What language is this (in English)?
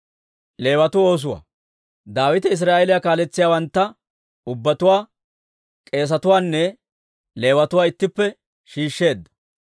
Dawro